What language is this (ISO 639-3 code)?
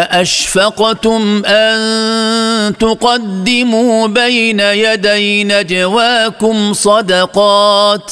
ara